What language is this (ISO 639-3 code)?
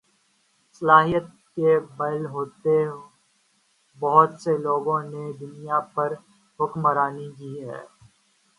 urd